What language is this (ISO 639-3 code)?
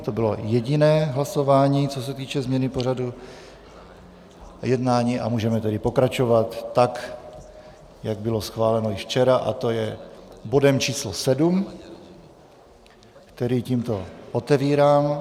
ces